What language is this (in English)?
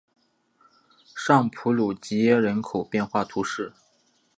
Chinese